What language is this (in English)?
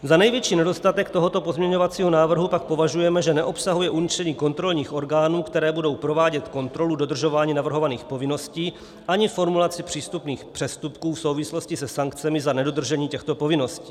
Czech